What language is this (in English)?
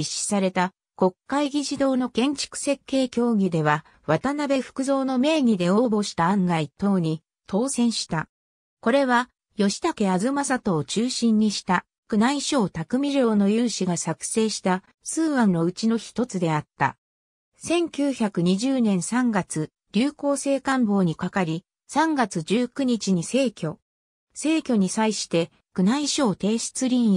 Japanese